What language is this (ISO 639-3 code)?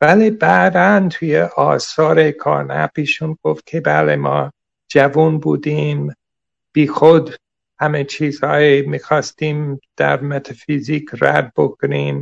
fas